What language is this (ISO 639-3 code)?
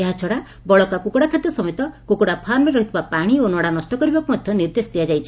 ori